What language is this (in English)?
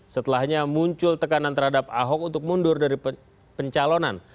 Indonesian